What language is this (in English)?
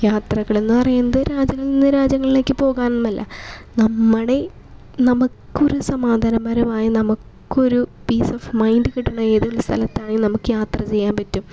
Malayalam